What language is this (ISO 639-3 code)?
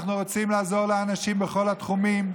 heb